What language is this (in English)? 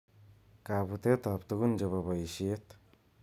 Kalenjin